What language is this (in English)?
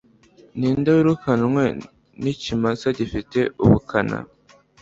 Kinyarwanda